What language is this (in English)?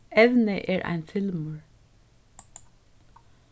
Faroese